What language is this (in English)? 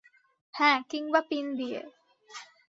Bangla